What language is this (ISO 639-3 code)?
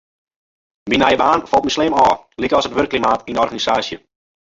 fry